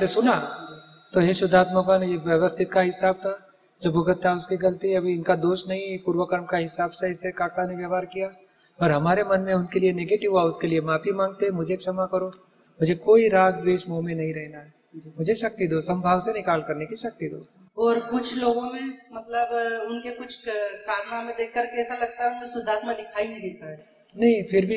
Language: Hindi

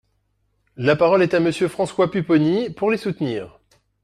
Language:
French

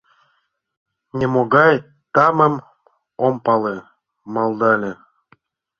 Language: Mari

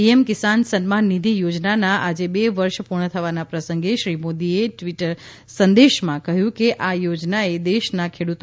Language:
Gujarati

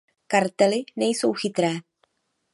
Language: Czech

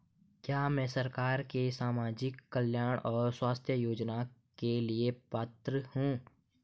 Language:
Hindi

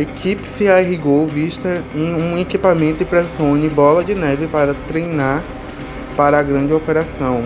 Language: Portuguese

